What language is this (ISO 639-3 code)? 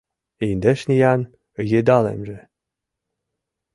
chm